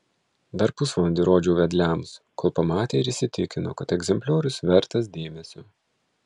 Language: Lithuanian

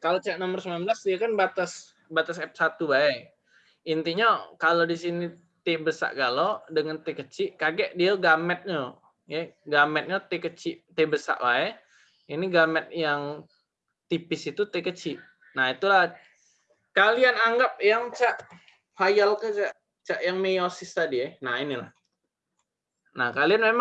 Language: Indonesian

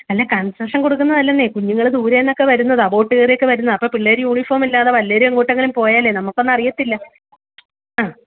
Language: Malayalam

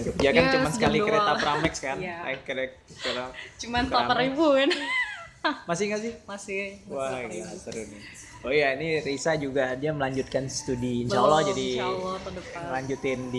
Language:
Indonesian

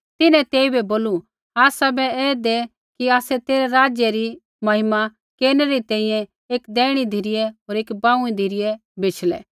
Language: Kullu Pahari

